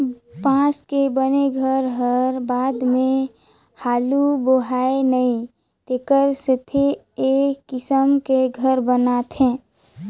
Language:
Chhattisgarhi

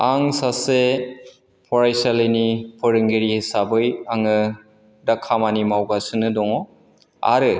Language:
Bodo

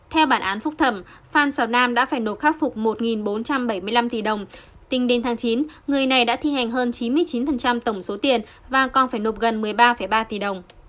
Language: Vietnamese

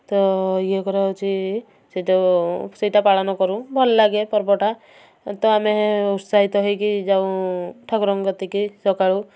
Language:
Odia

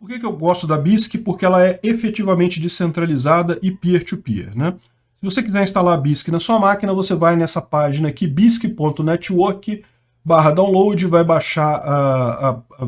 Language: Portuguese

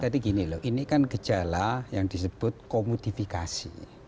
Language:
Indonesian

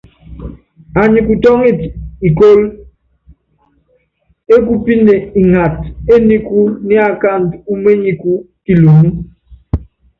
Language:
Yangben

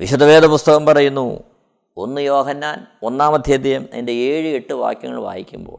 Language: Malayalam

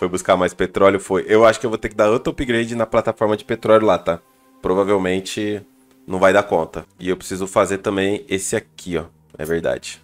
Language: Portuguese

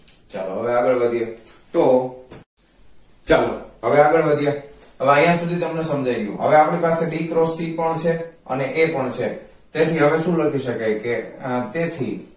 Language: Gujarati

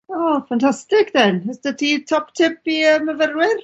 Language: Welsh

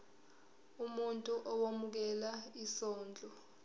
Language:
Zulu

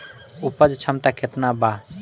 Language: Bhojpuri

